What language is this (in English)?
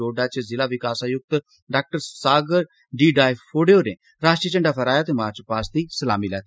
Dogri